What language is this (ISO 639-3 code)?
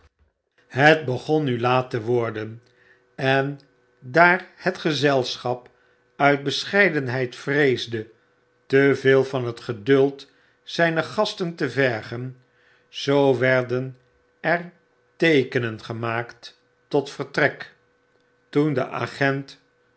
nld